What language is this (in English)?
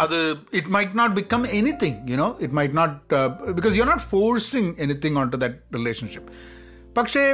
Malayalam